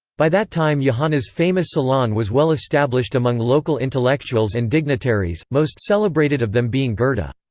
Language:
English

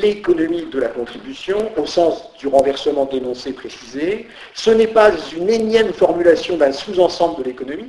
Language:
French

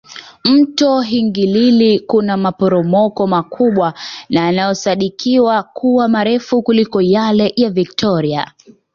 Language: Swahili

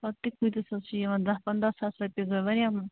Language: Kashmiri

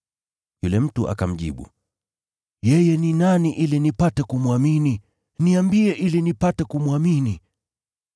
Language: Swahili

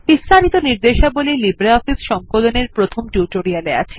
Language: Bangla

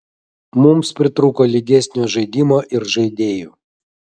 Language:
Lithuanian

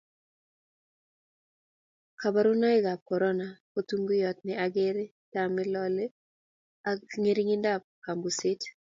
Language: Kalenjin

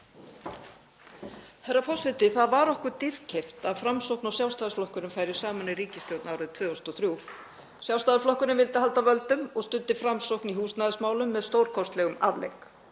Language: Icelandic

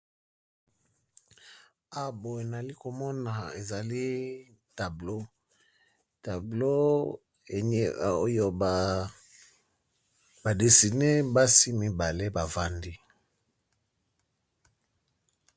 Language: Lingala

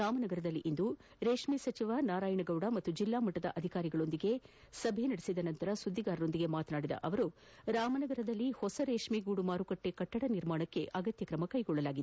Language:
Kannada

